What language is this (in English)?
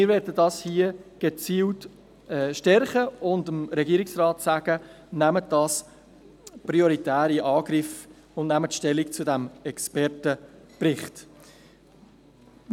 Swiss German